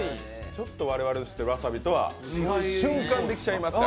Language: Japanese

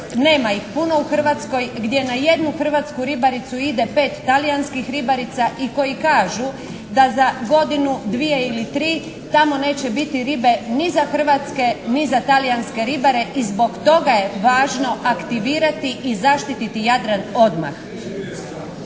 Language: Croatian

